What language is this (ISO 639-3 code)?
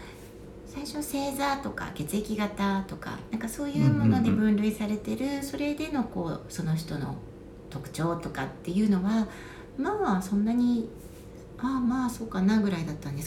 jpn